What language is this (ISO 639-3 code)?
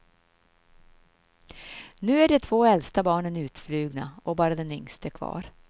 swe